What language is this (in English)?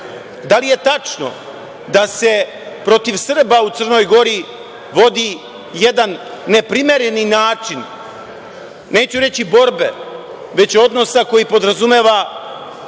Serbian